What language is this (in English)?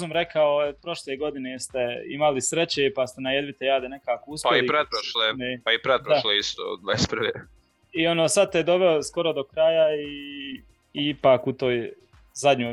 Croatian